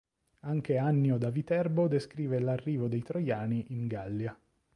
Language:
Italian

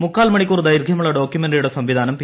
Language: Malayalam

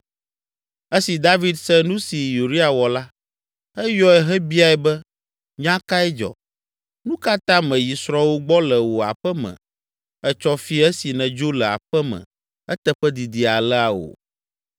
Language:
Ewe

